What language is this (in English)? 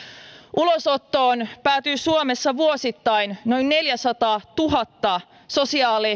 Finnish